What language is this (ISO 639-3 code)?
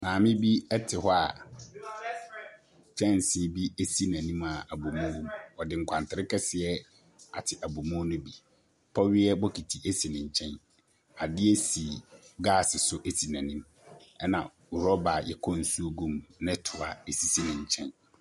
aka